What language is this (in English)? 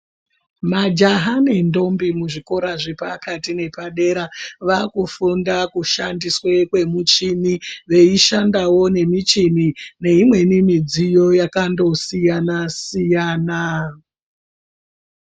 Ndau